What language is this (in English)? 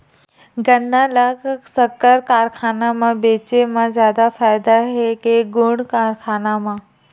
Chhattisgarhi